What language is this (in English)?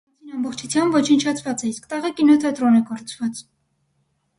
Armenian